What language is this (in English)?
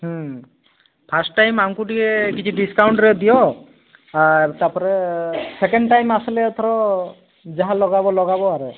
Odia